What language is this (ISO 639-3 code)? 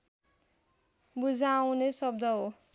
nep